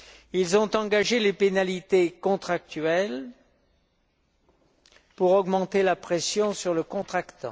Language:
French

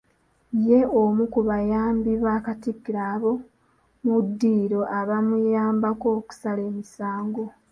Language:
Ganda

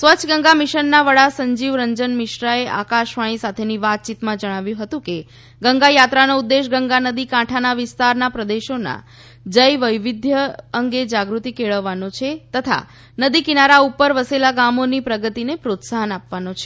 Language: Gujarati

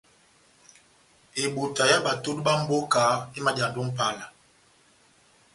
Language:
Batanga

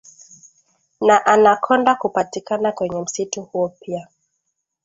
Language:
Swahili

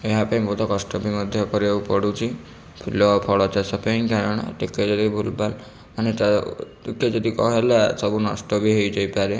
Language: Odia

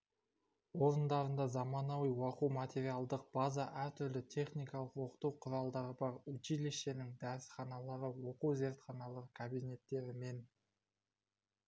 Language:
Kazakh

